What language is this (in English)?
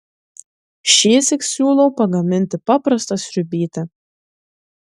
Lithuanian